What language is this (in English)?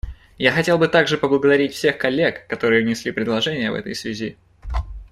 Russian